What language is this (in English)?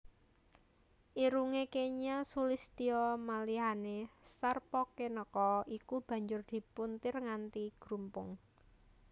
Javanese